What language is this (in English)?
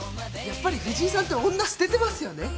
Japanese